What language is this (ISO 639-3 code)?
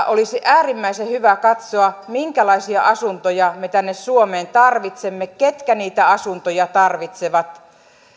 fin